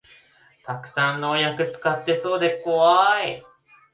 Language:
Japanese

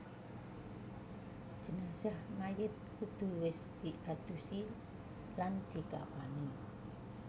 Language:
Javanese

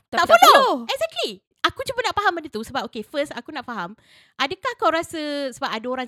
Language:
Malay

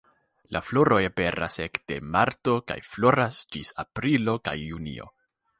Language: Esperanto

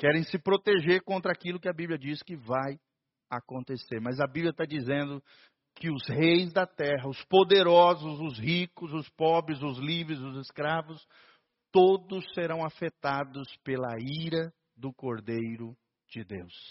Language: Portuguese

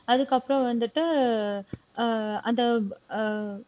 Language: Tamil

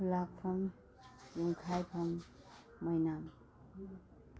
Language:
Manipuri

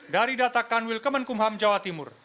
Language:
Indonesian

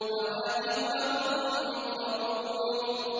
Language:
Arabic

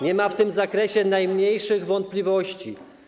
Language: Polish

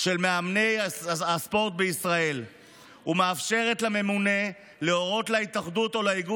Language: Hebrew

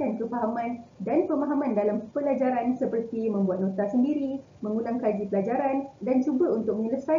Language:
Malay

